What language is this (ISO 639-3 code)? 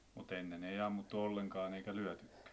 fin